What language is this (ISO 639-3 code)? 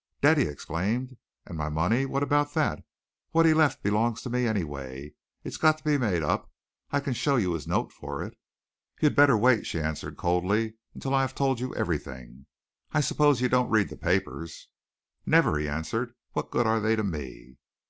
eng